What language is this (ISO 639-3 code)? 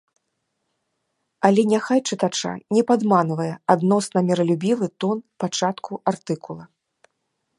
bel